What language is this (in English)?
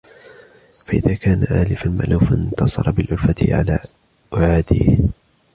Arabic